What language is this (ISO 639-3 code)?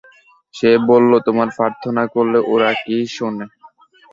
ben